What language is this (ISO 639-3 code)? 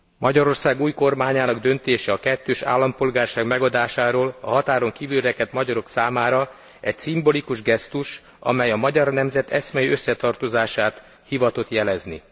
hun